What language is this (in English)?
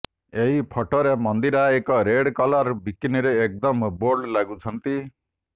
Odia